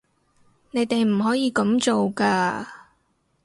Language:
Cantonese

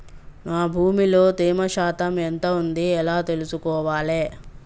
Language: Telugu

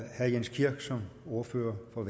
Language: Danish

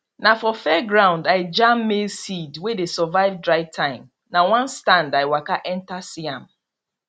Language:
Nigerian Pidgin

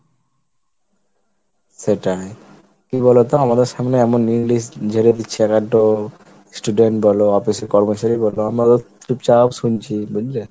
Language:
Bangla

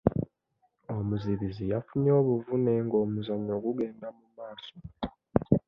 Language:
Ganda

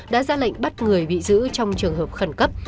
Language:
Vietnamese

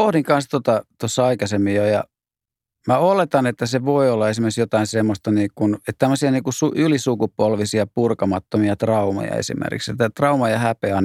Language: Finnish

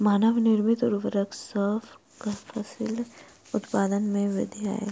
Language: Maithili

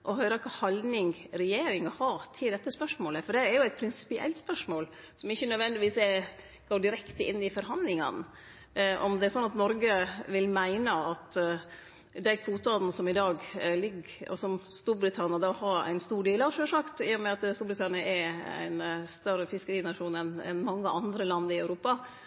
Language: Norwegian Nynorsk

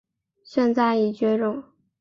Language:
Chinese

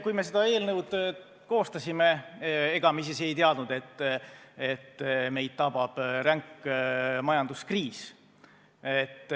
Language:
Estonian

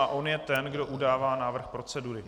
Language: Czech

